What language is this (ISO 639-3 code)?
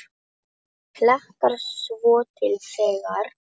isl